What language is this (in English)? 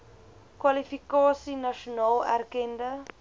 Afrikaans